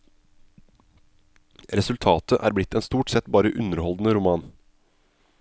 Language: Norwegian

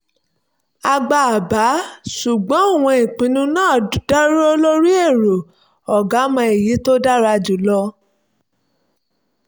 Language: Yoruba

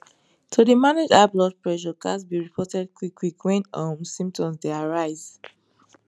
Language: Nigerian Pidgin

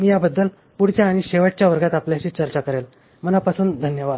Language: Marathi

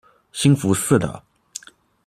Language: Chinese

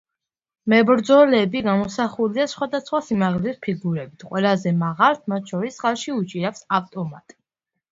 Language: Georgian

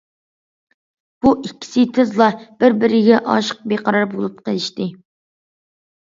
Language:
Uyghur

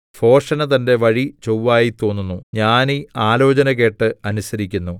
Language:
Malayalam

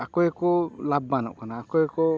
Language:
Santali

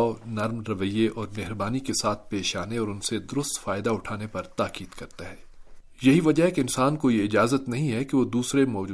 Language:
Urdu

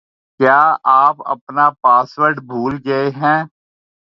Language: Urdu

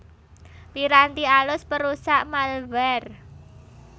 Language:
Javanese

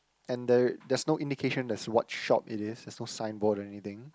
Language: English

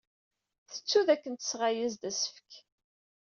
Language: Kabyle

